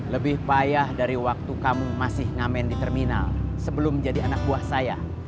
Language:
Indonesian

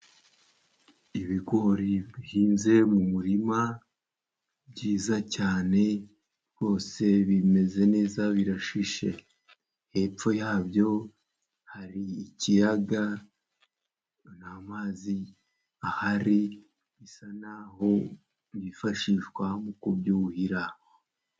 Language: Kinyarwanda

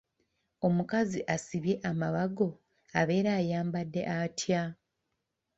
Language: Ganda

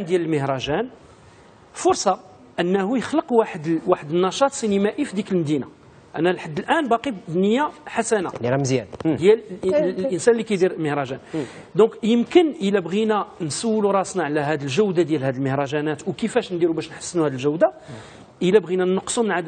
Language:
Arabic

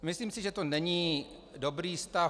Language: Czech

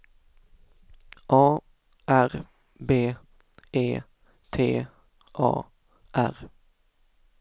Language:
Swedish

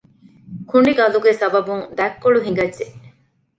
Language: Divehi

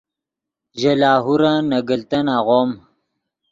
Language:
Yidgha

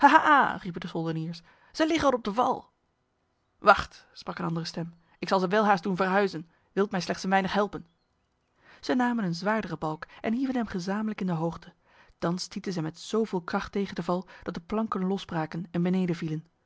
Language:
Dutch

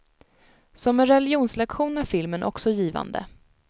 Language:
Swedish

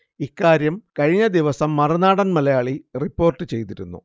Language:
Malayalam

